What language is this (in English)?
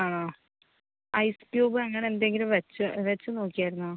Malayalam